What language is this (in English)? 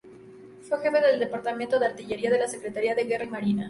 Spanish